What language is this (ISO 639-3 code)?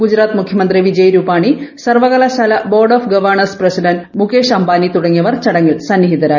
mal